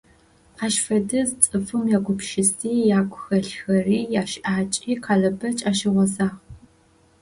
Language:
Adyghe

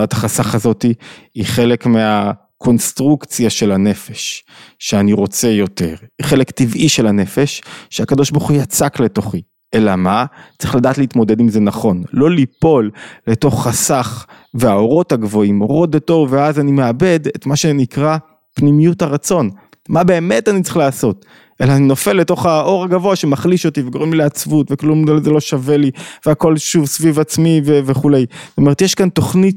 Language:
Hebrew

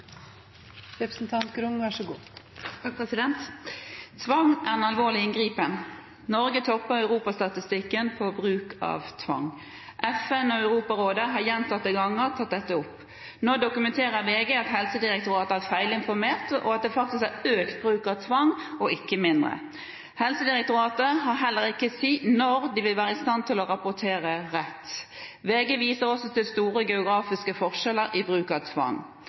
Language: Norwegian Bokmål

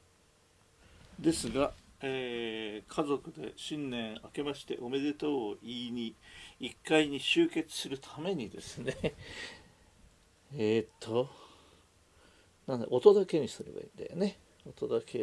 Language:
Japanese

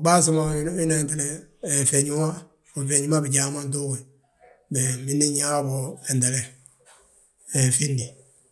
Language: Balanta-Ganja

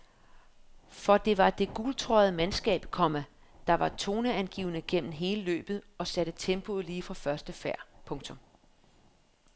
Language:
Danish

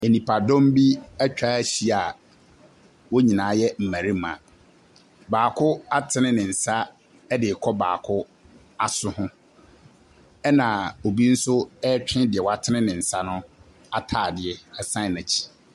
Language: Akan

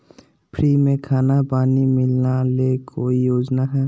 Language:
Magahi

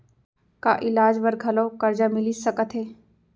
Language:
Chhattisgarhi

